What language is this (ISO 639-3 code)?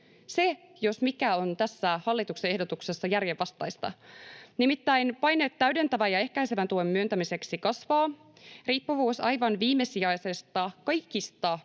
fin